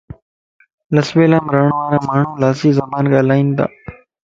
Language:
Lasi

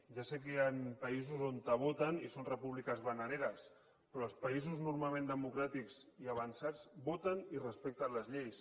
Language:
Catalan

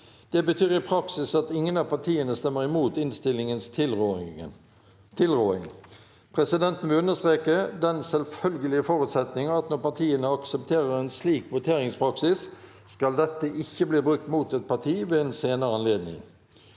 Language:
Norwegian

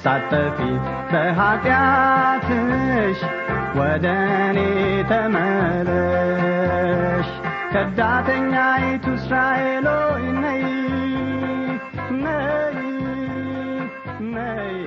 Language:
Amharic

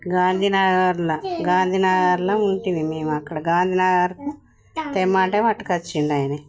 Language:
Telugu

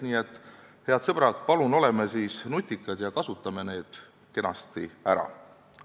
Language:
Estonian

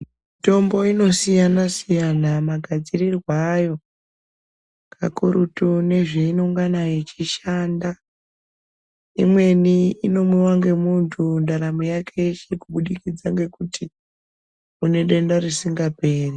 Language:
Ndau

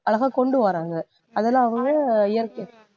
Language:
Tamil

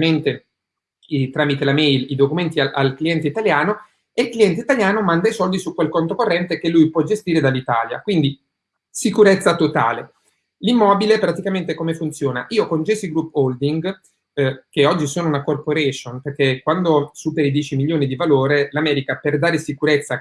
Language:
Italian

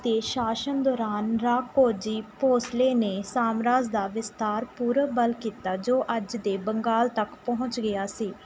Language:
Punjabi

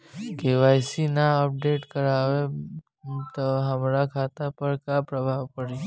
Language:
Bhojpuri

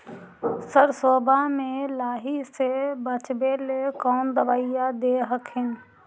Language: Magahi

